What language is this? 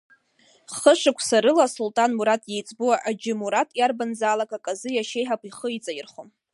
Abkhazian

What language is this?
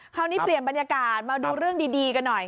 Thai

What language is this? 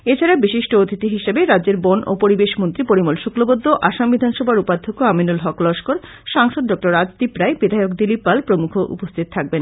Bangla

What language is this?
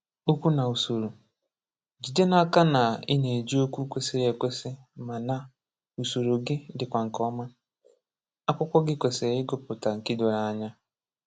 Igbo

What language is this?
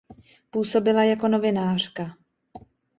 Czech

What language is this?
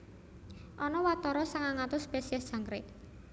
Javanese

